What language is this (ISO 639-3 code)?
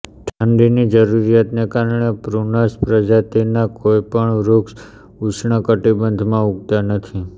guj